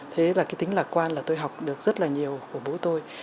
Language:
Vietnamese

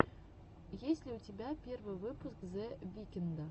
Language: Russian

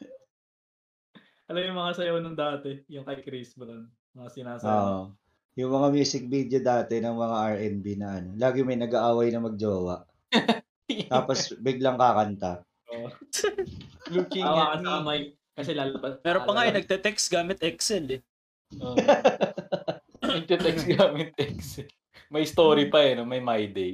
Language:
Filipino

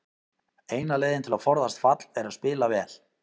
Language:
Icelandic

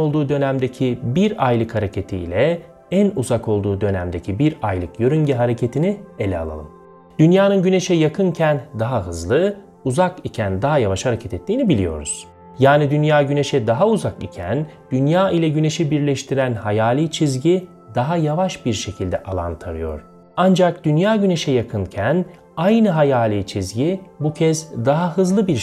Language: Turkish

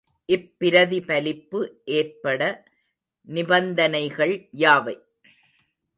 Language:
Tamil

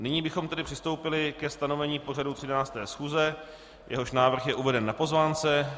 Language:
Czech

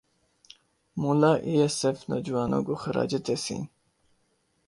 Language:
Urdu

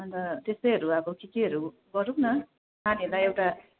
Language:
Nepali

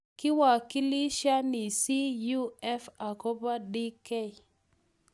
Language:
Kalenjin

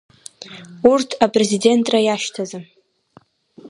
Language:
Abkhazian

